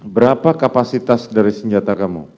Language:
Indonesian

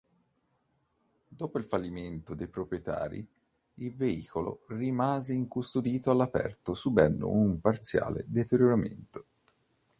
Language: Italian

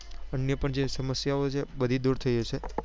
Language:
Gujarati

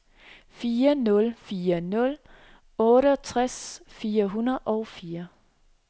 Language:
Danish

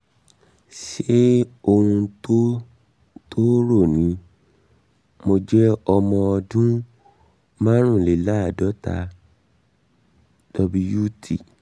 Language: Yoruba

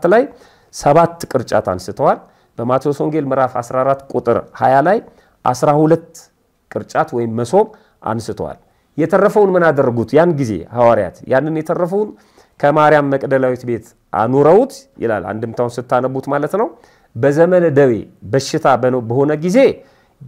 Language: Arabic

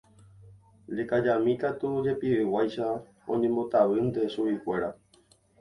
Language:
Guarani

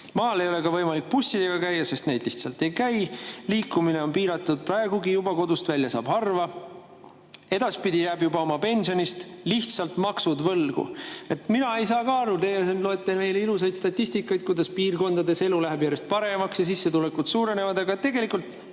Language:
Estonian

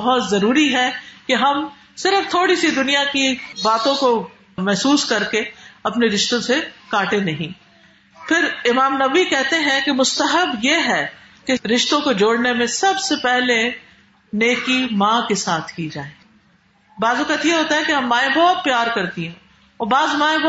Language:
Urdu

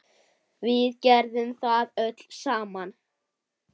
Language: Icelandic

